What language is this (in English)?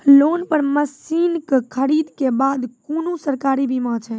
Maithili